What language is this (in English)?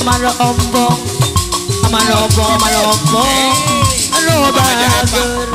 Indonesian